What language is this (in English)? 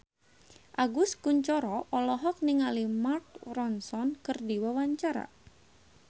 Sundanese